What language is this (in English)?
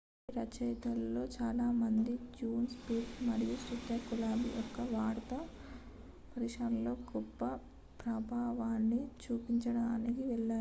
Telugu